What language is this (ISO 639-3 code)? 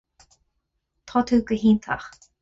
gle